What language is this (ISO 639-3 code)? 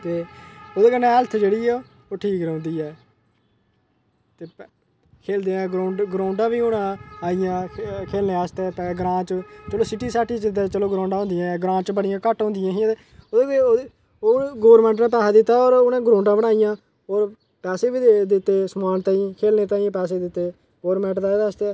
doi